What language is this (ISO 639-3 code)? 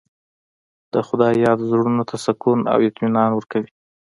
pus